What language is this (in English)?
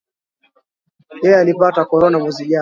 Swahili